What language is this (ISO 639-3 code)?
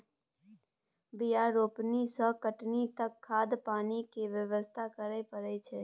mai